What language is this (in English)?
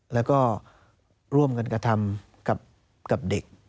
Thai